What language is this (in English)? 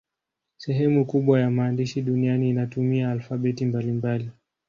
Swahili